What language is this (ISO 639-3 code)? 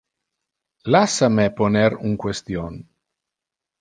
ina